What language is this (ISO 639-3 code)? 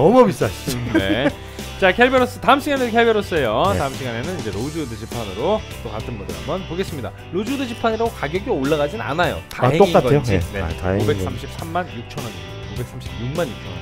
kor